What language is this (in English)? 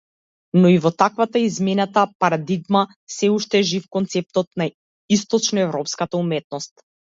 Macedonian